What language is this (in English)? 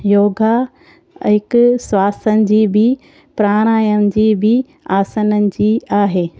Sindhi